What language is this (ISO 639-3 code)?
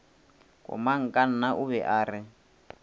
nso